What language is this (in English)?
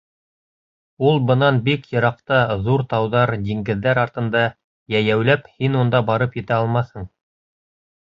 Bashkir